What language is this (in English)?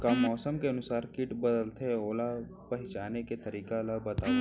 Chhattisgarhi